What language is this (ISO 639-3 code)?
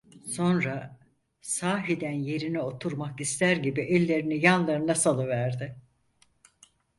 tur